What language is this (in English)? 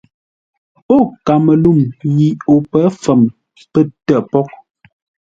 Ngombale